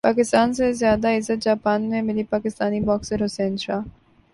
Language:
Urdu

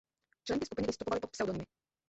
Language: Czech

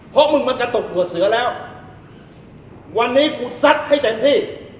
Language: Thai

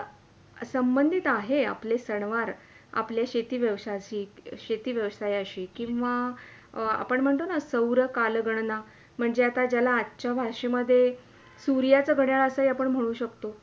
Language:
Marathi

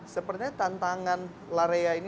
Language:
Indonesian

